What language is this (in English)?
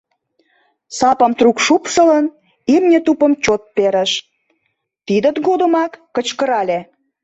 Mari